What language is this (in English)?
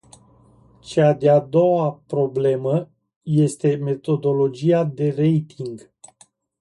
Romanian